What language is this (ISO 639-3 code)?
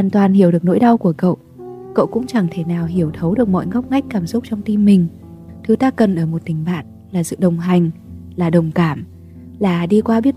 vie